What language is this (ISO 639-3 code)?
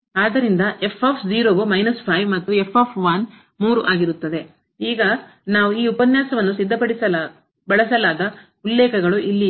kan